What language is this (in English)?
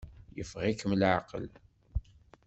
Kabyle